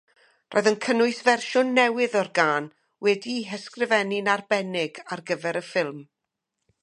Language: Welsh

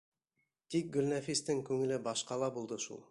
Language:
Bashkir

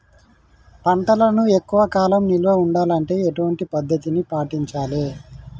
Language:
Telugu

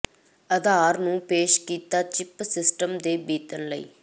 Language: Punjabi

